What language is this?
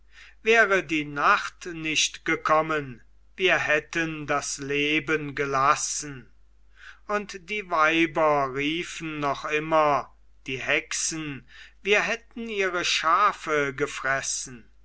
German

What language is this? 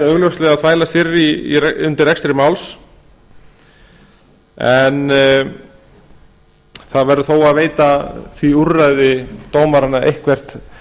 Icelandic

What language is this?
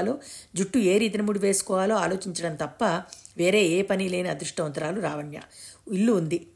Telugu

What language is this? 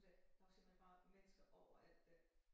Danish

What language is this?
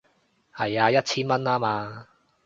Cantonese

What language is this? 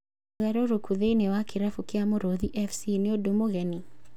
Kikuyu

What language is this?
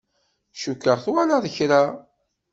Kabyle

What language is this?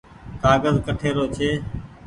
Goaria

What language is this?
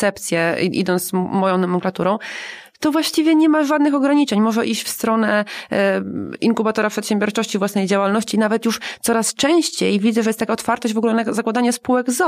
Polish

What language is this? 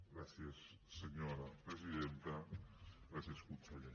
Catalan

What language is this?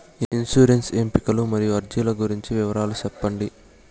Telugu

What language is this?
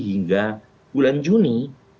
Indonesian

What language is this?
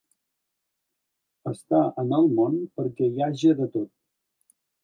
Catalan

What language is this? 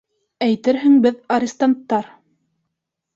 Bashkir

